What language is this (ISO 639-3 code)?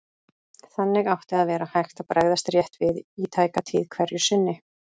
isl